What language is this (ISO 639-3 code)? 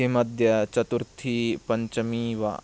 san